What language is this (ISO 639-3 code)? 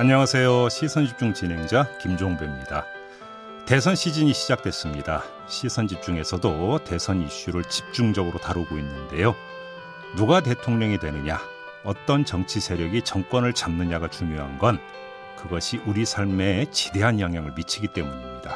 kor